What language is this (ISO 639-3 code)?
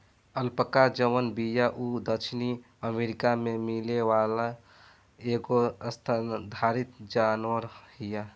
bho